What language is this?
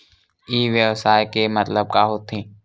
Chhattisgarhi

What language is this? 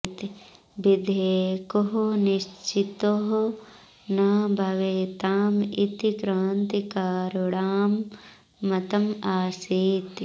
Sanskrit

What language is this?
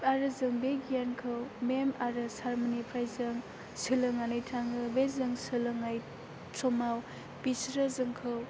Bodo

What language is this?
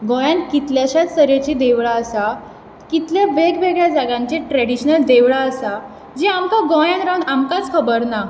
Konkani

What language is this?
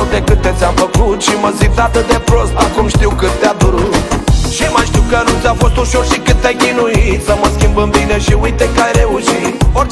Romanian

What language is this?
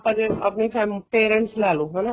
Punjabi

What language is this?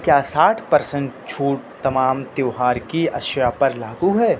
Urdu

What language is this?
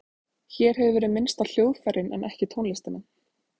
Icelandic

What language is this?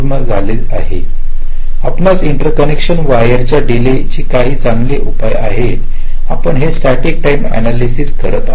Marathi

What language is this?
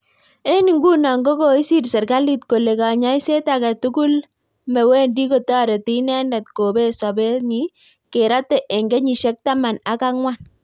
Kalenjin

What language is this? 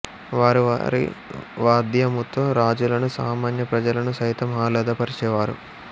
Telugu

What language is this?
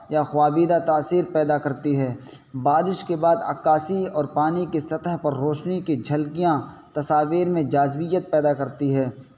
Urdu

